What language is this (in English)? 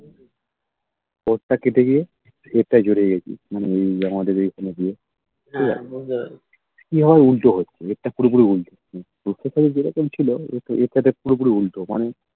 Bangla